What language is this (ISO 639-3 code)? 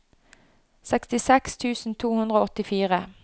nor